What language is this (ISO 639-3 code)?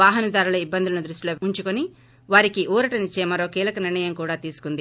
tel